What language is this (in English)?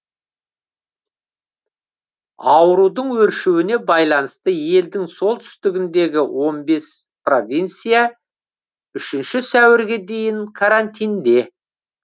Kazakh